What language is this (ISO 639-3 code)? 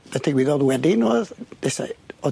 cym